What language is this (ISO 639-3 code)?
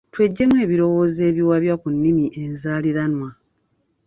lug